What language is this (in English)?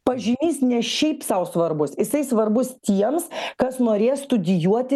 Lithuanian